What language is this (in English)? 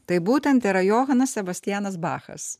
Lithuanian